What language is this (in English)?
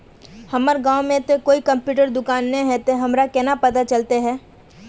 Magahi